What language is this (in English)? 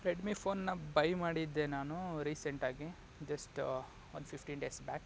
Kannada